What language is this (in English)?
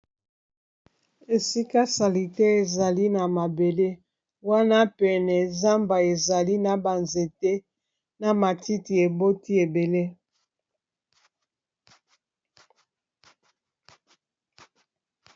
Lingala